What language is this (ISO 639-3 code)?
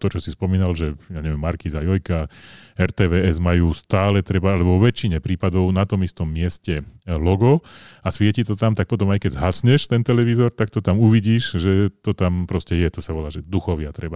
slk